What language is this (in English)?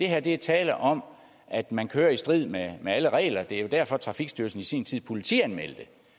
Danish